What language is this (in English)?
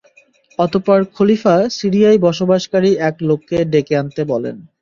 Bangla